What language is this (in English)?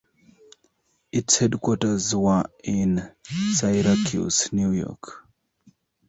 English